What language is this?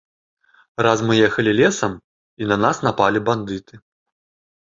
Belarusian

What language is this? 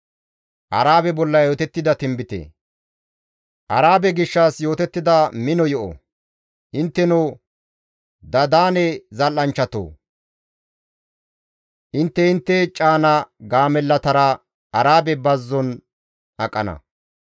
Gamo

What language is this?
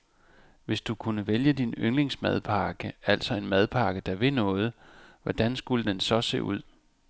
Danish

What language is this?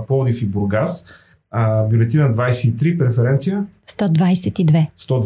Bulgarian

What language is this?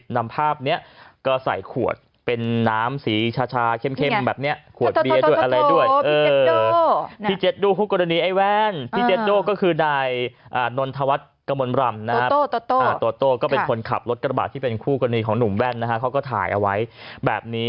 Thai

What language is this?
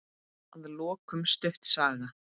Icelandic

